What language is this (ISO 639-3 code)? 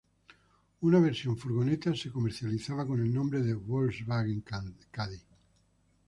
spa